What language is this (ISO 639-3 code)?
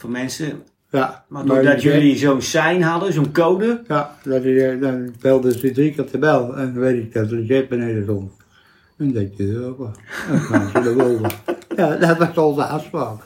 nld